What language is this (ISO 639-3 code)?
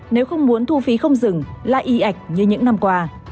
vie